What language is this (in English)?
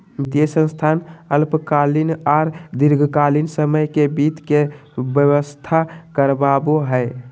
Magahi